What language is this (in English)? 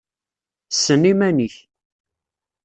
Kabyle